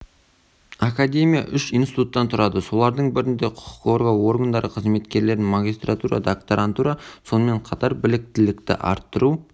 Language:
Kazakh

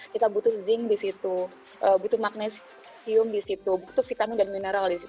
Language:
Indonesian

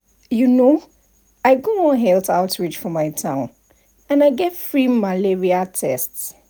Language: Nigerian Pidgin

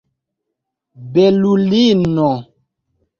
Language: Esperanto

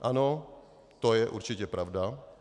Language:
Czech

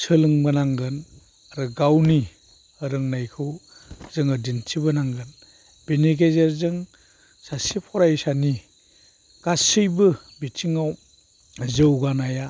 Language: Bodo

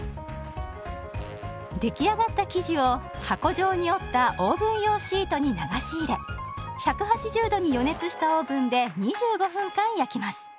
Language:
Japanese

